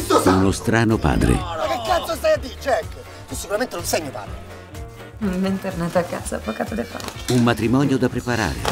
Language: Italian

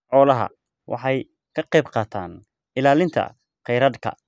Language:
Somali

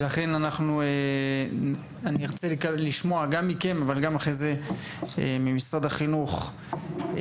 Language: Hebrew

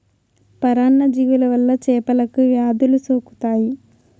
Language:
Telugu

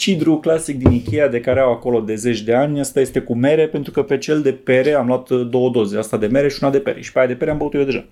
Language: Romanian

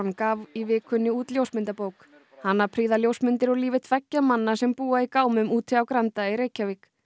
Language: Icelandic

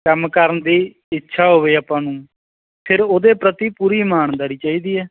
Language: Punjabi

